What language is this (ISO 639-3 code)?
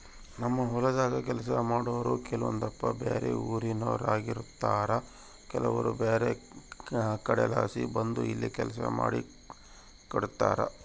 kan